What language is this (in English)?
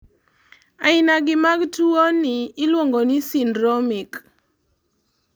Luo (Kenya and Tanzania)